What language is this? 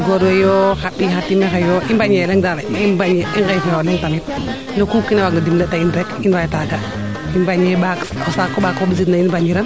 Serer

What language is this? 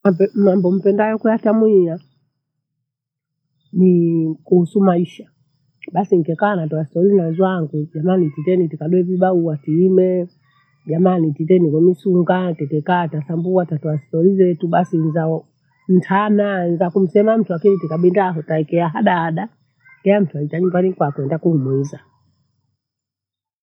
Bondei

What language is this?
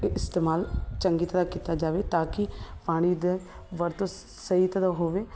Punjabi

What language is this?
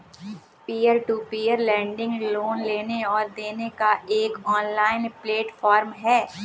Hindi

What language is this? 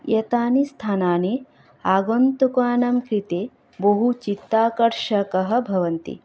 Sanskrit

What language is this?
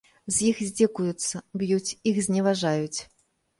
Belarusian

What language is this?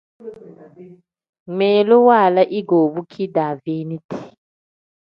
Tem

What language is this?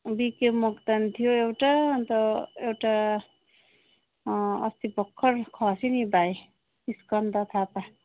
Nepali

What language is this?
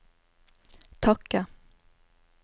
Norwegian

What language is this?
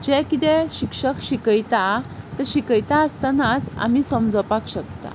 Konkani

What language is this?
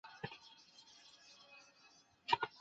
Chinese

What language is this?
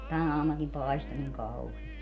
Finnish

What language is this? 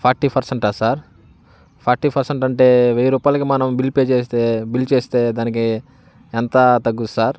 Telugu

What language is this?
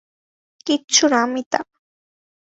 Bangla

